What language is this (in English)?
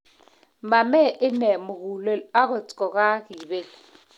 Kalenjin